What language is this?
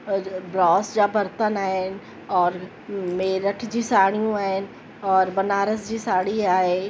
Sindhi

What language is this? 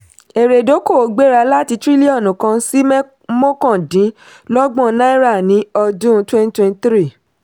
Yoruba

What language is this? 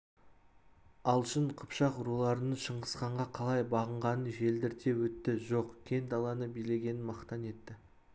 Kazakh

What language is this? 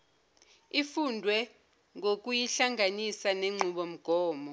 Zulu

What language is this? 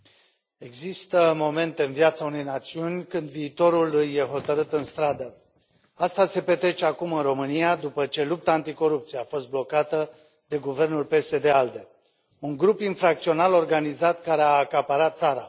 Romanian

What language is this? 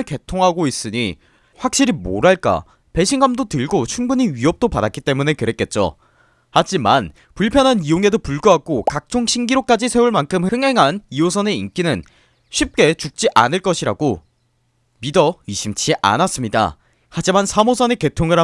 Korean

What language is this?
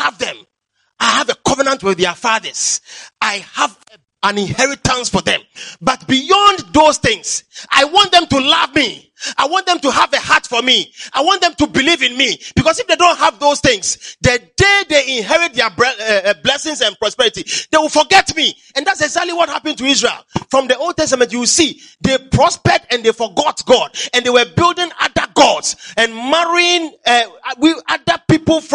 English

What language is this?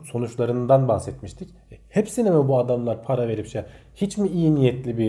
Turkish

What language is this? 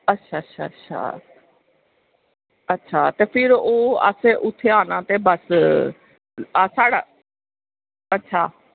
Dogri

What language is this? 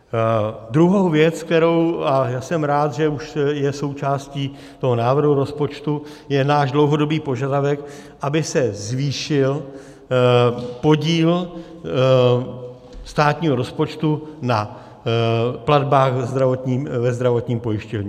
Czech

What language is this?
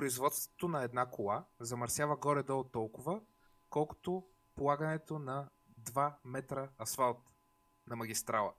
Bulgarian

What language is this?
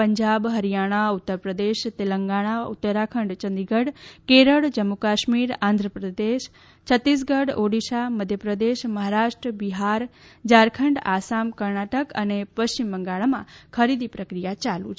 Gujarati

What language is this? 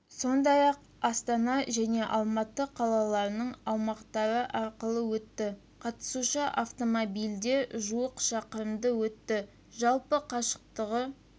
Kazakh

